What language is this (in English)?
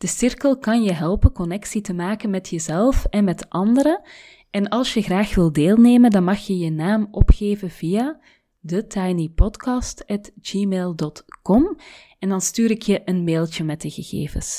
Dutch